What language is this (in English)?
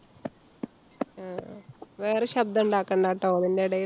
Malayalam